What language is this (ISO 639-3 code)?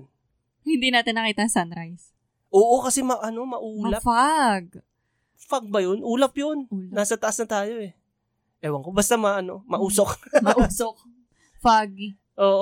fil